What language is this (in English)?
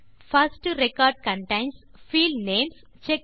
Tamil